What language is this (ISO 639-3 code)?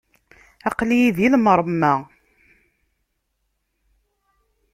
kab